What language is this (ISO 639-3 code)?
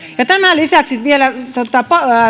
fin